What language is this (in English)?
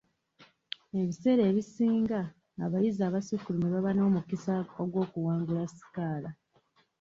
Ganda